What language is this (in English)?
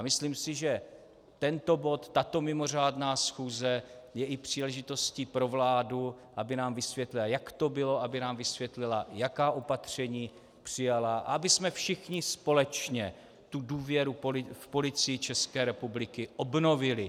Czech